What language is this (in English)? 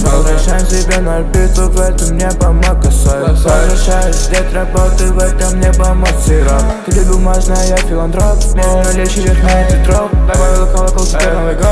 Russian